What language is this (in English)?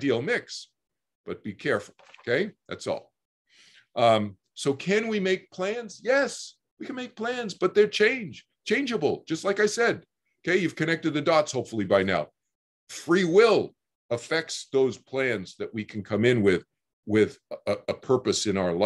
English